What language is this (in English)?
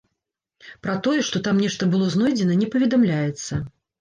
Belarusian